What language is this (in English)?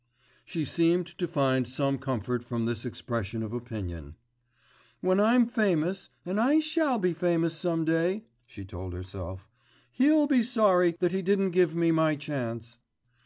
English